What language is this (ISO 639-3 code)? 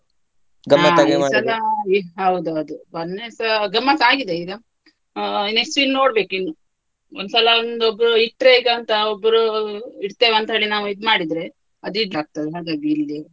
kan